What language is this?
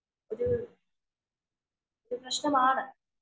Malayalam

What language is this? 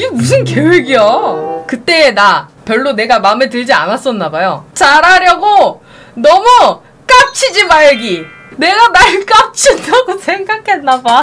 Korean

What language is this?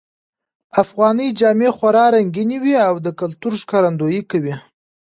Pashto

